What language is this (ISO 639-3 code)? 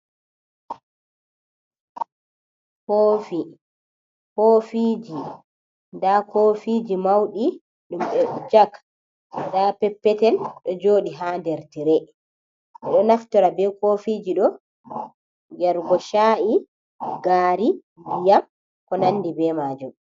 ful